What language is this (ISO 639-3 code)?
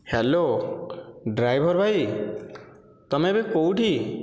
ori